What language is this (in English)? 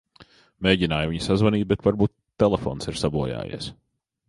Latvian